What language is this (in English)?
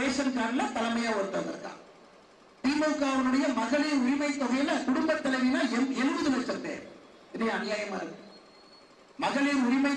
Romanian